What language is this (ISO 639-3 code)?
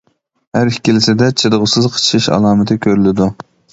uig